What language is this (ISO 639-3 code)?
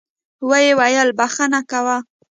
pus